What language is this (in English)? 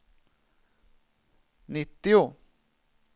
Swedish